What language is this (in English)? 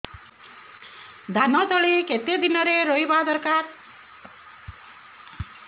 Odia